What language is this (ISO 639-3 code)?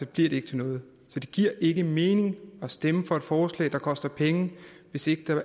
dan